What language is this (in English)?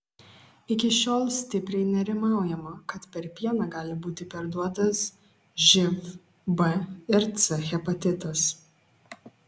Lithuanian